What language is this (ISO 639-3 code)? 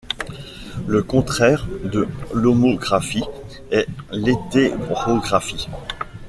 fra